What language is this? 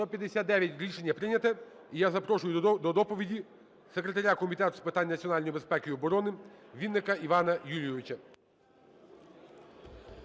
Ukrainian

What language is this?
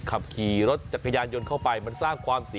Thai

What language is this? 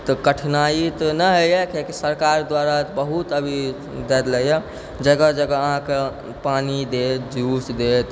Maithili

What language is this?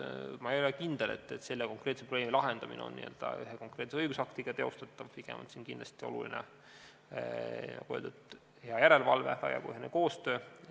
Estonian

